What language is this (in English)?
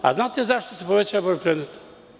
Serbian